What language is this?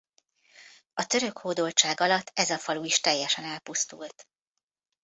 Hungarian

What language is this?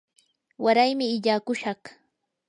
Yanahuanca Pasco Quechua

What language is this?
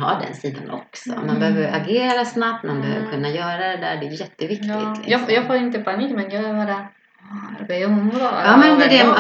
Swedish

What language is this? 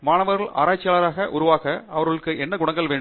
Tamil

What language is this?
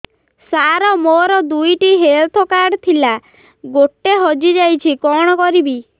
Odia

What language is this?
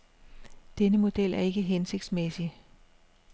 Danish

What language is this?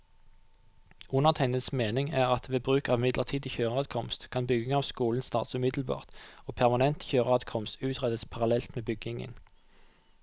Norwegian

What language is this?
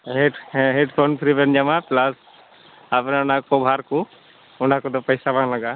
Santali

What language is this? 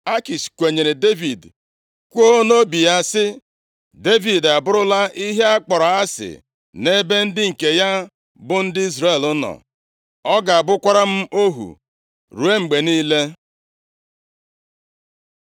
Igbo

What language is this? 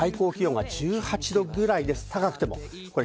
Japanese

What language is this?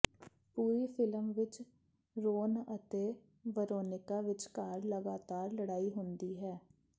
Punjabi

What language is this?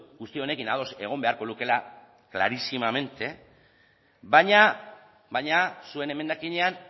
Basque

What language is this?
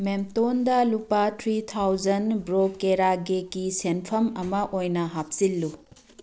Manipuri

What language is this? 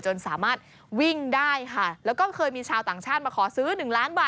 Thai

